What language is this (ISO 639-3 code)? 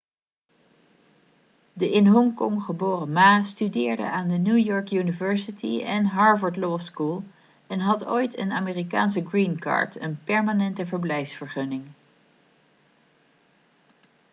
nld